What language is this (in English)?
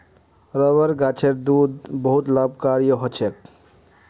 Magahi